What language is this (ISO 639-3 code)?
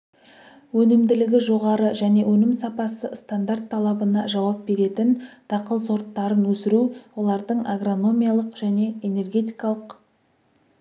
kaz